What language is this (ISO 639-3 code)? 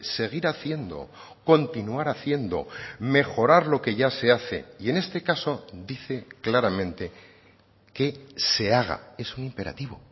spa